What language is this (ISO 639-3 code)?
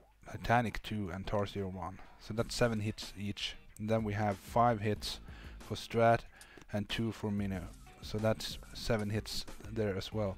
eng